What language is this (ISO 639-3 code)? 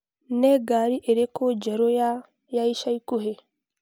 kik